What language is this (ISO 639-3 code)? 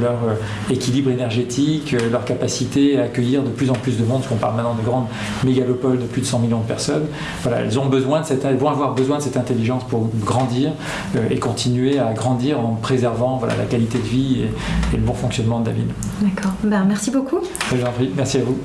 fra